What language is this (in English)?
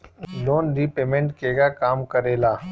Bhojpuri